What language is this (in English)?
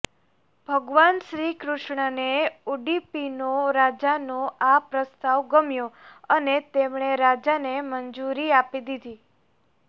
Gujarati